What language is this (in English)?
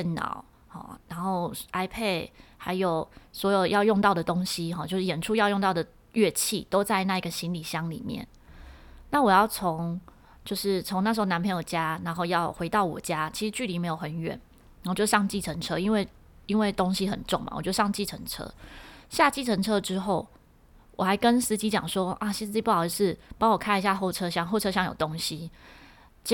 Chinese